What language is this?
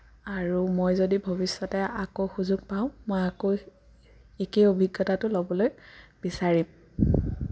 Assamese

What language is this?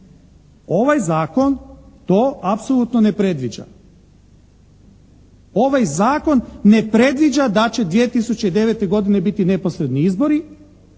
Croatian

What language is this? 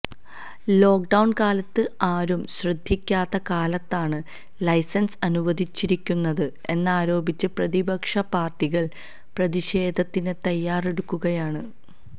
Malayalam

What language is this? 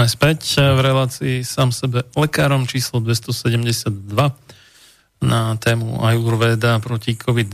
Slovak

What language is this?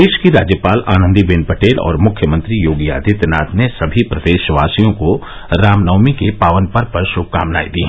Hindi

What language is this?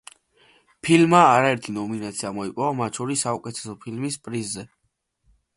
Georgian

